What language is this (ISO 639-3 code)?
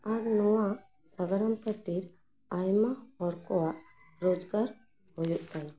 sat